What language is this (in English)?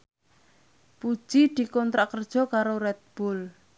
Javanese